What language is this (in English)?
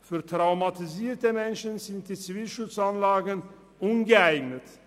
Swiss German